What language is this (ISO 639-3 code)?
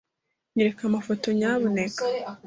kin